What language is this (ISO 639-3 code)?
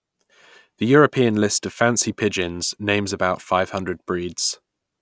eng